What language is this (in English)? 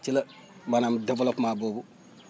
Wolof